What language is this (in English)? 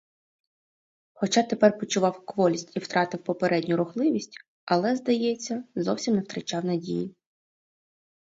Ukrainian